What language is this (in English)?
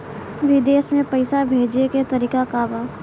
Bhojpuri